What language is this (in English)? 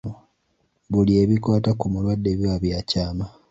Ganda